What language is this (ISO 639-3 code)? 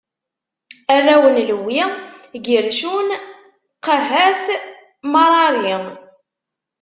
kab